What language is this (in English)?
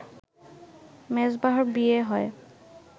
Bangla